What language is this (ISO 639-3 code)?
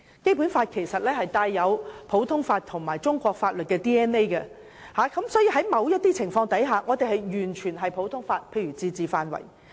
yue